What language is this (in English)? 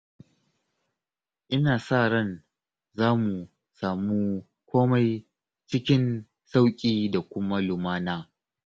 Hausa